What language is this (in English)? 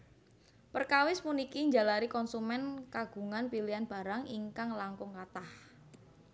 Javanese